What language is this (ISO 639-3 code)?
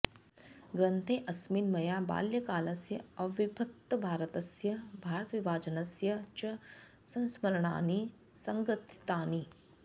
san